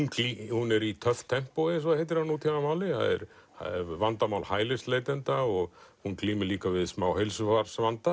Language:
Icelandic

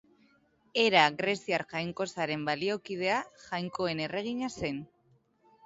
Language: Basque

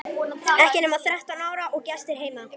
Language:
Icelandic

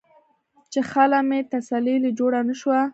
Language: Pashto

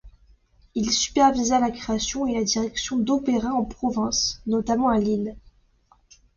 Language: French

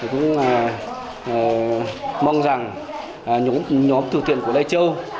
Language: Vietnamese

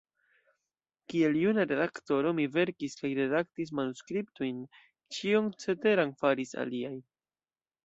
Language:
Esperanto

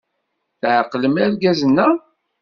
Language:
Kabyle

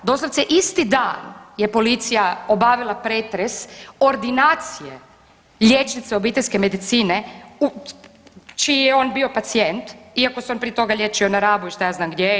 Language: Croatian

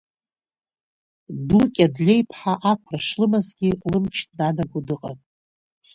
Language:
Abkhazian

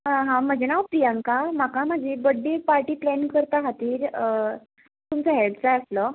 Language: Konkani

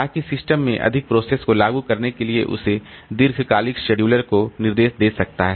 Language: Hindi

